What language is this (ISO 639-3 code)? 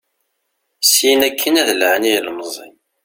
kab